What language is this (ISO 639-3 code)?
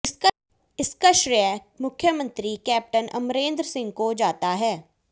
hin